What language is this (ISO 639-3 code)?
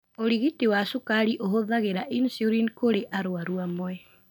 kik